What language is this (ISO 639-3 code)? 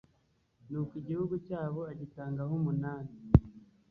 kin